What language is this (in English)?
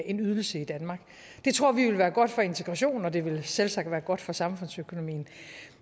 Danish